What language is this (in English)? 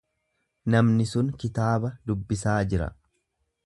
Oromo